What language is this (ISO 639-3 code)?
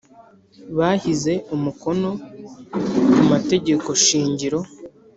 kin